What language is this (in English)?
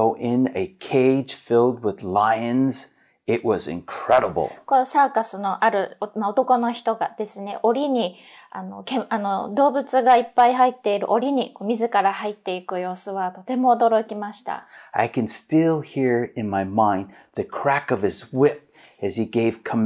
Japanese